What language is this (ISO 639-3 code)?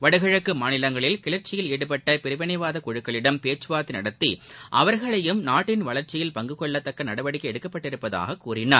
tam